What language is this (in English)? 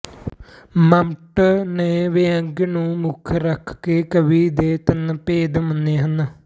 Punjabi